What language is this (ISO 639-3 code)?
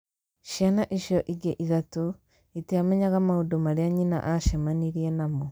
kik